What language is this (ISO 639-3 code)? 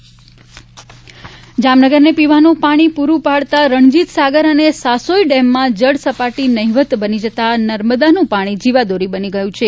guj